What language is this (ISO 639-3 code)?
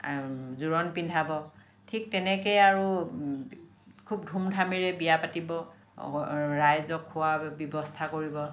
asm